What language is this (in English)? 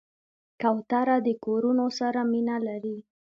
Pashto